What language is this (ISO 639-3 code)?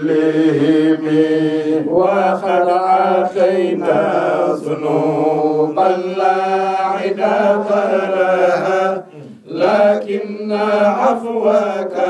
ara